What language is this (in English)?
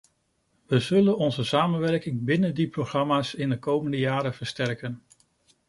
Dutch